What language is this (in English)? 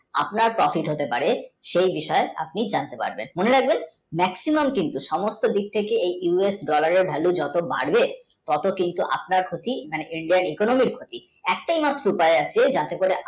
Bangla